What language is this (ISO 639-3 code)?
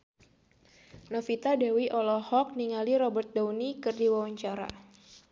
sun